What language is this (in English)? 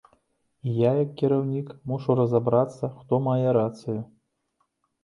Belarusian